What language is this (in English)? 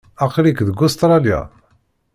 Kabyle